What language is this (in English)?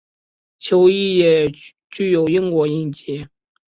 Chinese